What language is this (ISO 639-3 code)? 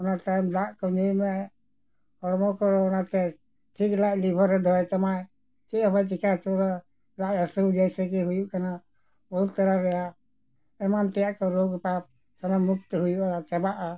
sat